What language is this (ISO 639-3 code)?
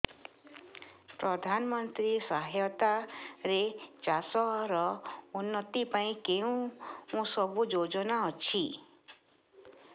ori